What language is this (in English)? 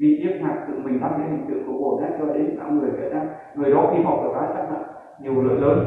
Vietnamese